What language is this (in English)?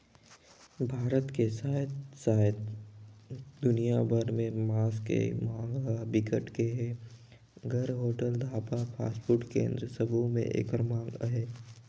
Chhattisgarhi